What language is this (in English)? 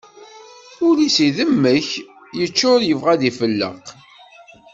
Kabyle